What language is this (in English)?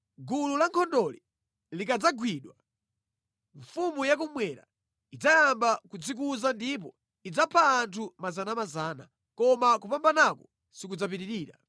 Nyanja